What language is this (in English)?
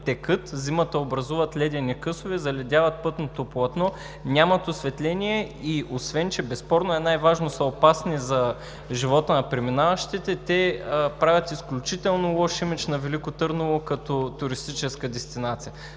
Bulgarian